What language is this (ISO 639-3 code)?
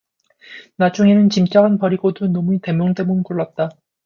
kor